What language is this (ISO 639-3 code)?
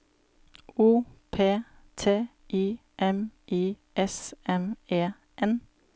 nor